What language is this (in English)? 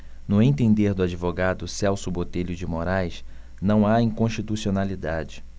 Portuguese